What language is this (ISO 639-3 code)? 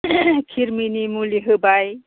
brx